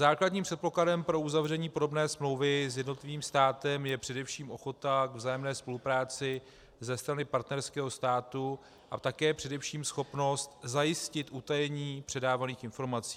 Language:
Czech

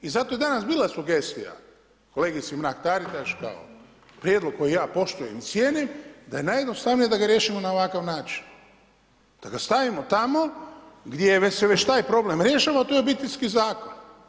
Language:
Croatian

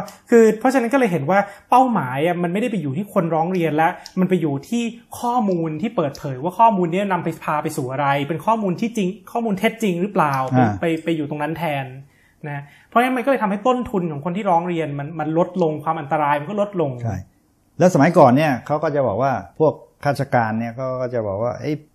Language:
Thai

